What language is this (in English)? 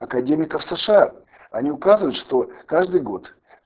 Russian